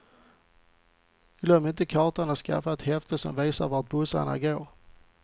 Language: Swedish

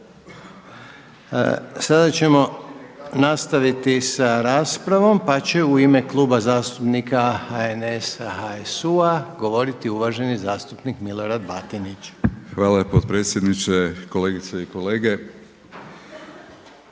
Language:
Croatian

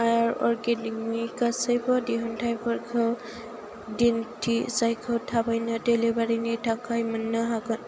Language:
Bodo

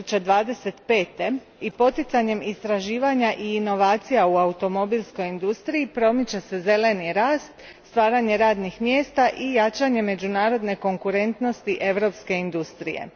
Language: Croatian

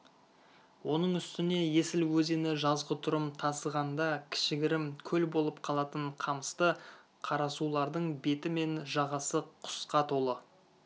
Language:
Kazakh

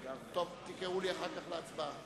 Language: Hebrew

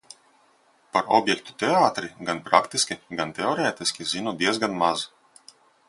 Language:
Latvian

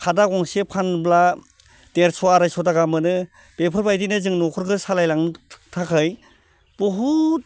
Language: Bodo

